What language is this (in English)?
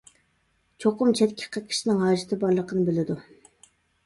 Uyghur